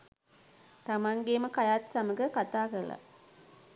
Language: Sinhala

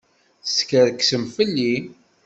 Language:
Kabyle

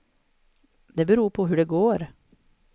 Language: Swedish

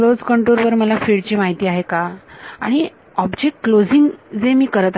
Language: Marathi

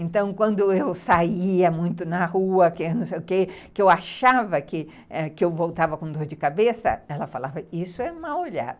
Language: Portuguese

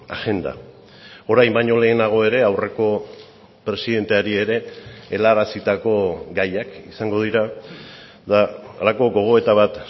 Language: Basque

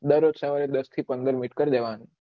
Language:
Gujarati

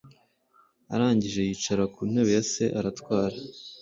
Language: Kinyarwanda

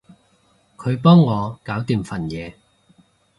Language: Cantonese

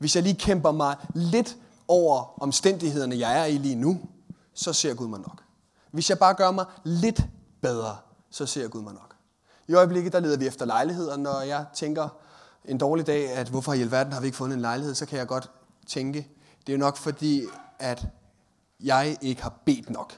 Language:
Danish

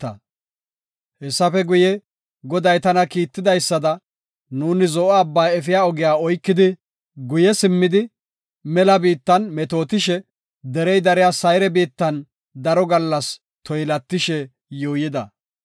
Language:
Gofa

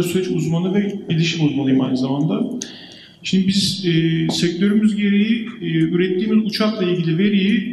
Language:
Turkish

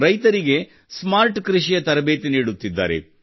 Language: Kannada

